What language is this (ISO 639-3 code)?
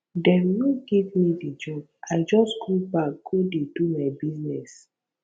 pcm